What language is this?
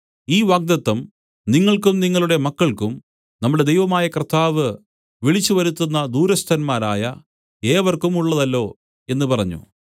Malayalam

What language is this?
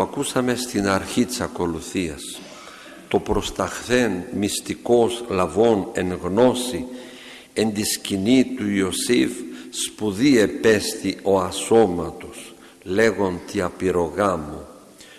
Greek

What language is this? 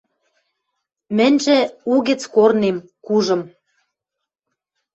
Western Mari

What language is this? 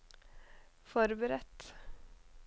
Norwegian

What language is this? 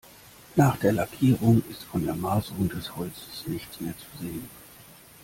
German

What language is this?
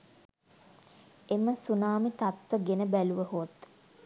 Sinhala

